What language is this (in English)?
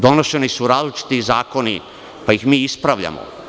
Serbian